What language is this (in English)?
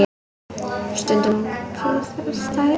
Icelandic